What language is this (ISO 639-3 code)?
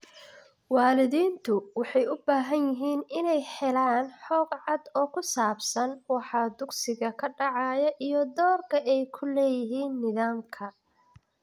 som